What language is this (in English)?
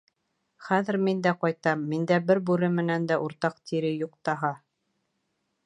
Bashkir